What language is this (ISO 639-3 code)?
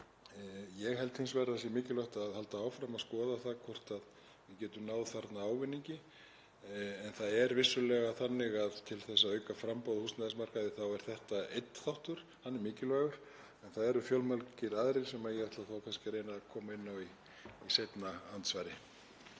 isl